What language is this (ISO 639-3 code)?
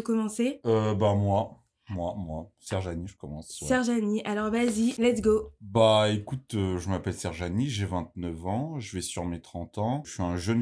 fra